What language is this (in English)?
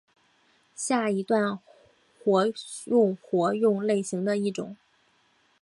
Chinese